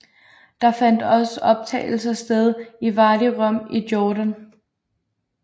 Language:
Danish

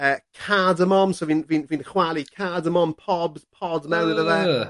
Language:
Welsh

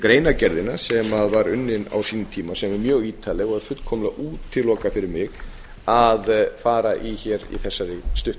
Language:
Icelandic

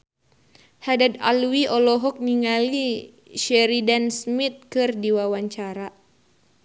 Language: Sundanese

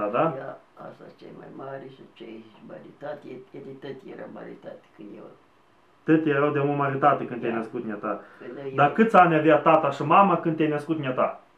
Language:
Romanian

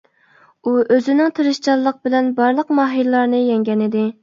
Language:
Uyghur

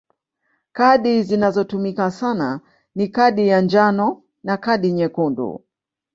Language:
Swahili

